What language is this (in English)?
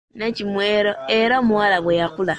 Ganda